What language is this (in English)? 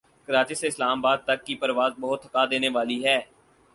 Urdu